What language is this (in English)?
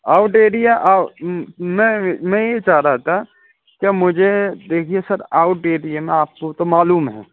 Urdu